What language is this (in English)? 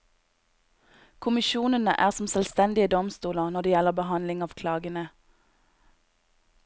Norwegian